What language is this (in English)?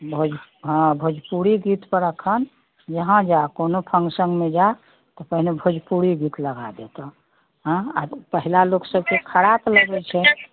Maithili